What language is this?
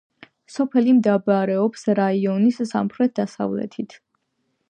Georgian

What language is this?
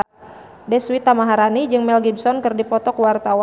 Sundanese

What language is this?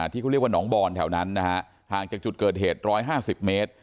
Thai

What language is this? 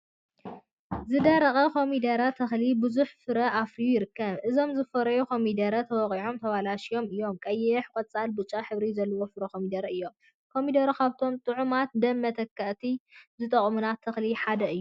Tigrinya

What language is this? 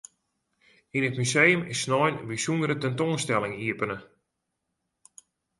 Western Frisian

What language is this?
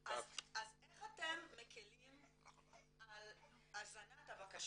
Hebrew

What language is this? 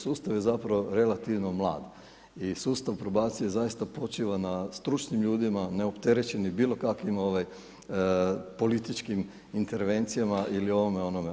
Croatian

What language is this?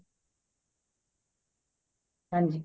Punjabi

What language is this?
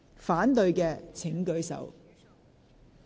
Cantonese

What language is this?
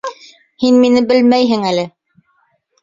Bashkir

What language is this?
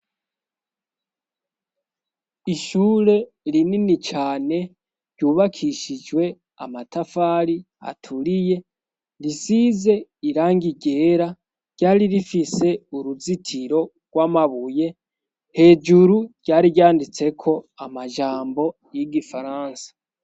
Rundi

